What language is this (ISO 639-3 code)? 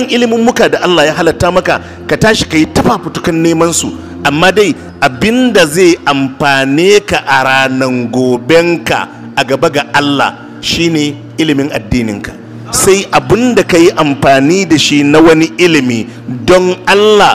ara